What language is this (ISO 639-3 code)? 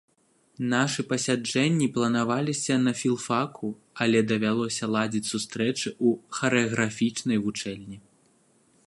bel